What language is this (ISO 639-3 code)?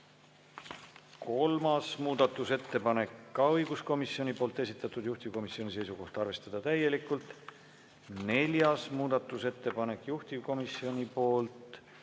est